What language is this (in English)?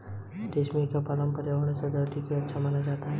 Hindi